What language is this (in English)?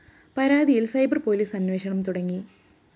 Malayalam